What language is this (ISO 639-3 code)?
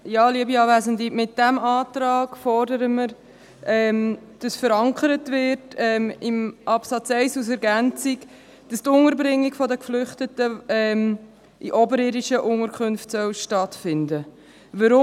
gsw